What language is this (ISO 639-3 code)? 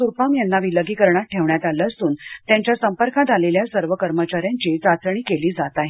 mar